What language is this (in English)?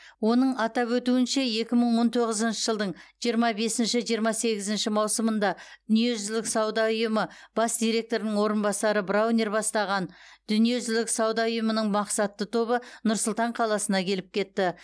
Kazakh